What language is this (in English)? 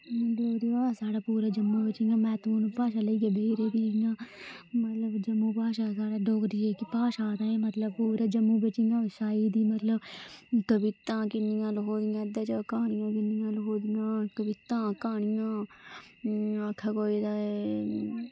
Dogri